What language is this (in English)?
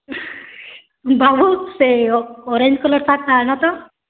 Odia